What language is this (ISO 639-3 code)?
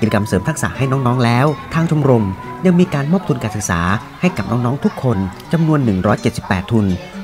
tha